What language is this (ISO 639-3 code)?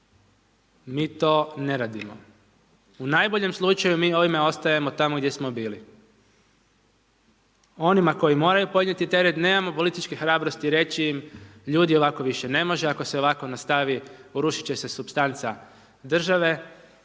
hrv